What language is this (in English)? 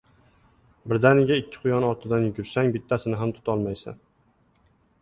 Uzbek